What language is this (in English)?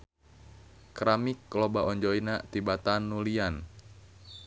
Sundanese